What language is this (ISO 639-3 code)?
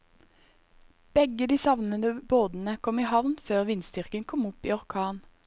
nor